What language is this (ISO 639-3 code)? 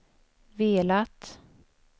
swe